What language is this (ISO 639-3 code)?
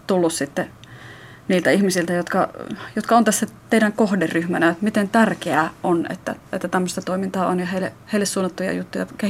fin